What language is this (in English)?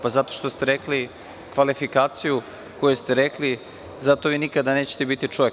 Serbian